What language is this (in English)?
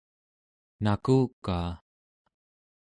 Central Yupik